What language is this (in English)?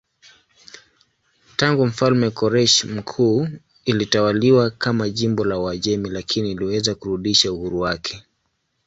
Swahili